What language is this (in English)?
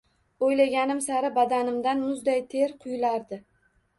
Uzbek